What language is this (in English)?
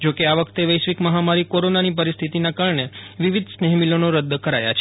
Gujarati